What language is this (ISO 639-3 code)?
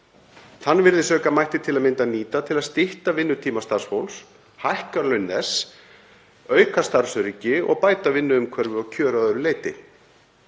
isl